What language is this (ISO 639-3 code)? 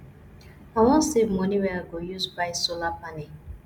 pcm